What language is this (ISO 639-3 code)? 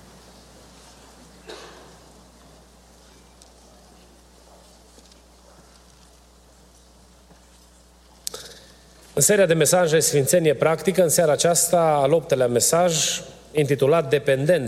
ron